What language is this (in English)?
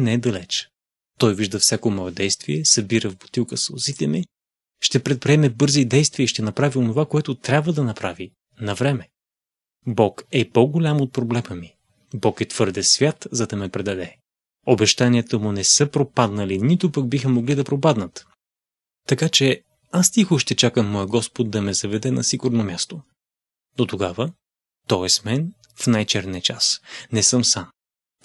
Bulgarian